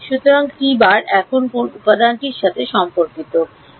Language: Bangla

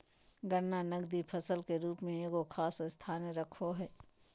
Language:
Magahi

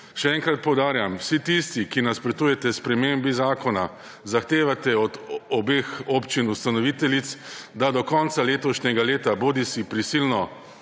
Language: Slovenian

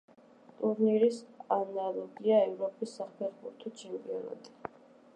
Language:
Georgian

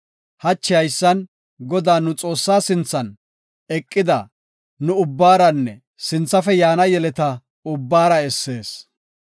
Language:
Gofa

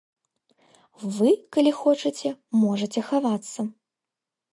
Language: Belarusian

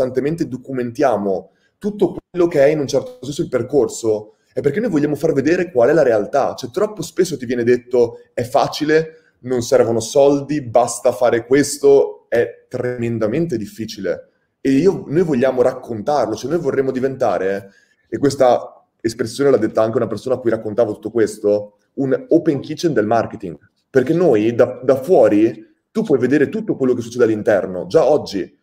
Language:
Italian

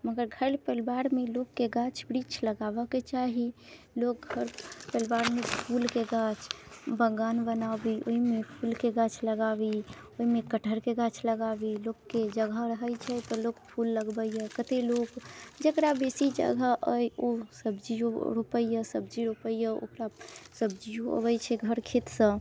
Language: Maithili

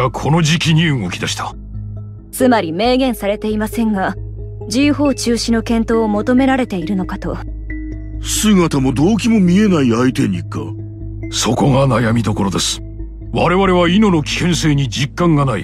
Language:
Japanese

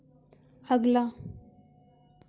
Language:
Hindi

